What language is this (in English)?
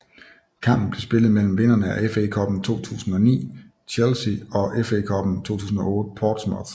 Danish